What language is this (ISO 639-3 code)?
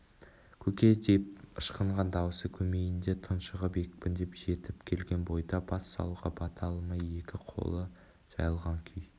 kaz